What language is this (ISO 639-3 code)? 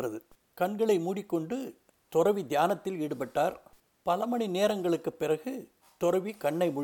tam